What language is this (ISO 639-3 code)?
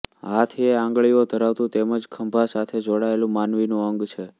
guj